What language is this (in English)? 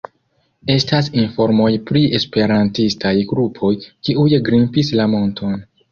Esperanto